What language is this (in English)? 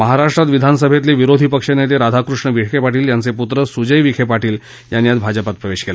Marathi